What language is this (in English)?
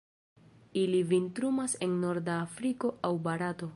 Esperanto